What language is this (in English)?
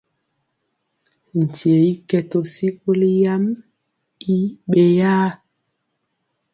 Mpiemo